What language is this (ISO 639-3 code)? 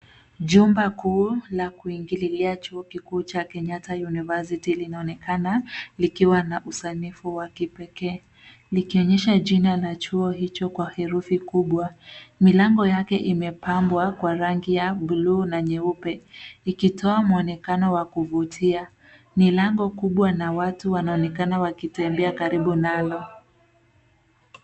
swa